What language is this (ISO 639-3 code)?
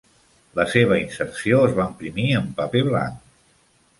cat